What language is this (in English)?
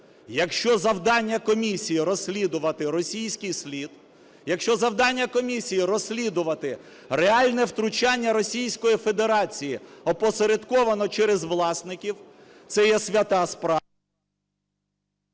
Ukrainian